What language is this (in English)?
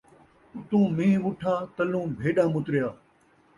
Saraiki